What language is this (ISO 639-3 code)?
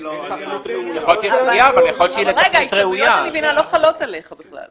heb